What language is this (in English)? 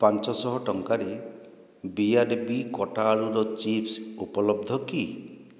Odia